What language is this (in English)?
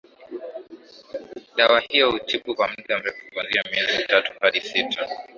Swahili